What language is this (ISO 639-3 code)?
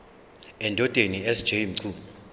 zul